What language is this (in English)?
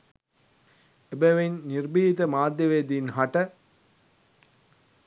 Sinhala